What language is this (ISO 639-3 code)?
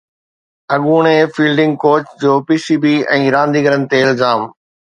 snd